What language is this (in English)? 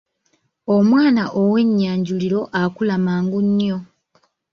Ganda